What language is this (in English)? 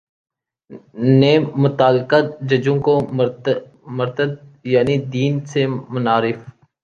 Urdu